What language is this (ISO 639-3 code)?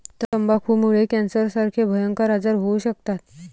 mar